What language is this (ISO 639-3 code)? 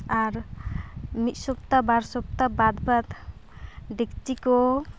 sat